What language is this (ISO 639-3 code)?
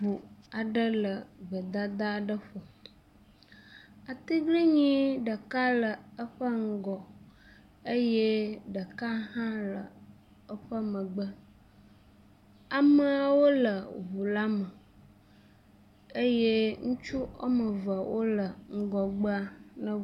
ewe